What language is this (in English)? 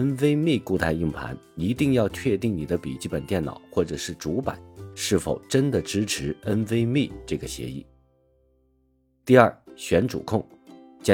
Chinese